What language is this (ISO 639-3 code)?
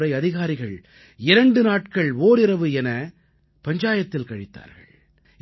tam